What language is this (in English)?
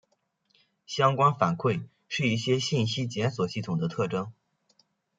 Chinese